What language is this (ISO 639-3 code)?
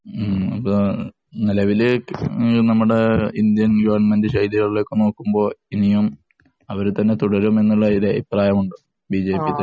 mal